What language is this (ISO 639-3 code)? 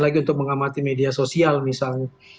ind